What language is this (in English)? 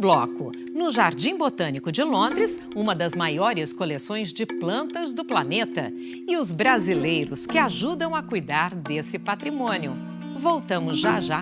Portuguese